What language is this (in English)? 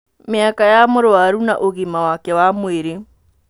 Kikuyu